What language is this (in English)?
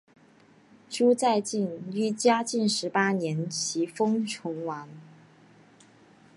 Chinese